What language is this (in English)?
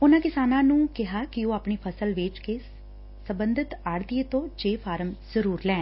Punjabi